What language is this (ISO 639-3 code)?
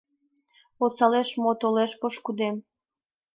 chm